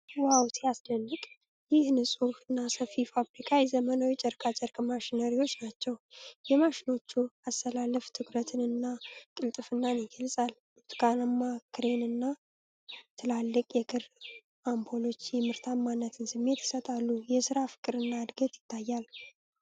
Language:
Amharic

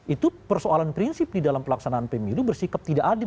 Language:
Indonesian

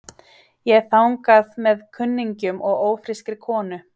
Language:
Icelandic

